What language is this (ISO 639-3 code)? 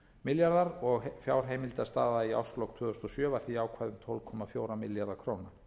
isl